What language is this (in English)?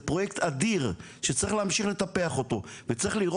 Hebrew